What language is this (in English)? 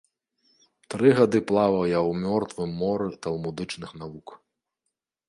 Belarusian